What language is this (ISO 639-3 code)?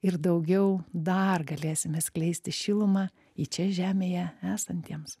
lit